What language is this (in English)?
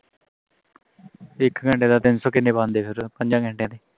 Punjabi